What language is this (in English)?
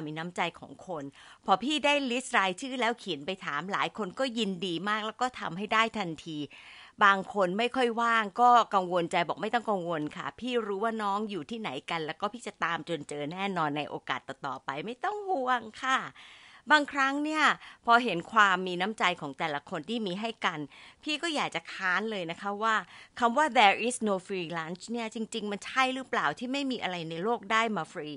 Thai